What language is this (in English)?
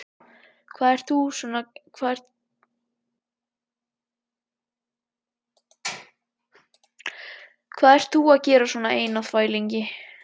Icelandic